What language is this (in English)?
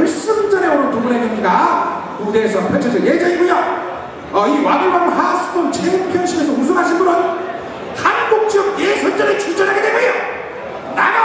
Korean